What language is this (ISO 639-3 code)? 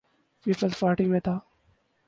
urd